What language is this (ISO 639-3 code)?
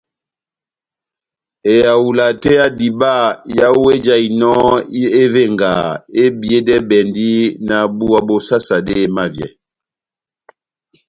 bnm